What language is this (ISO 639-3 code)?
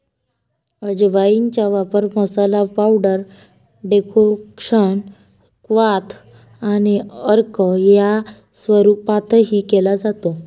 mar